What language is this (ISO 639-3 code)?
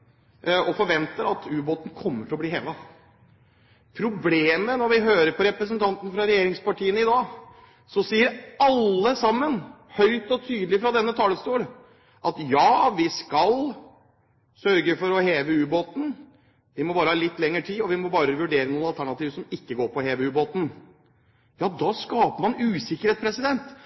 nob